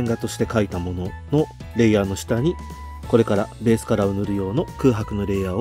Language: Japanese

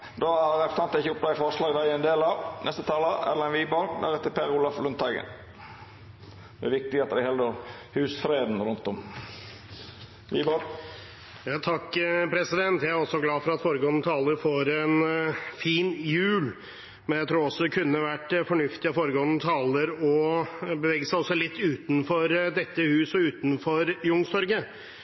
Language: Norwegian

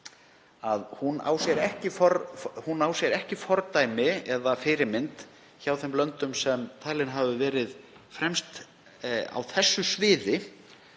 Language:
Icelandic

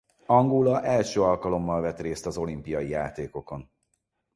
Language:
Hungarian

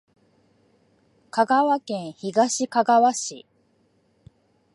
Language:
Japanese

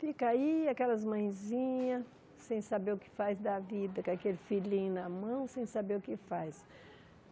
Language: Portuguese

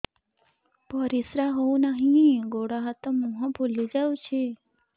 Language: Odia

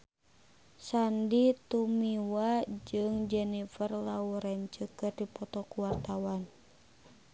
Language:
Sundanese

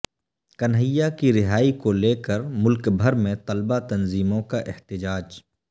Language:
Urdu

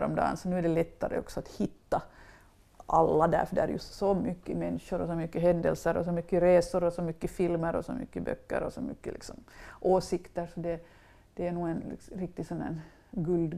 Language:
Swedish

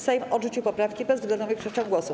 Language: Polish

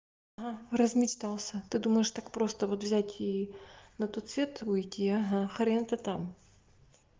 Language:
Russian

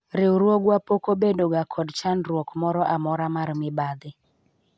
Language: Luo (Kenya and Tanzania)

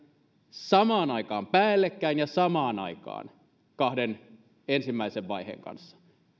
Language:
Finnish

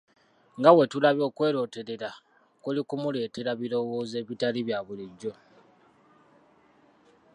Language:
Ganda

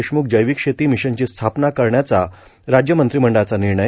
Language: Marathi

